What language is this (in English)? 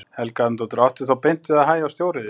Icelandic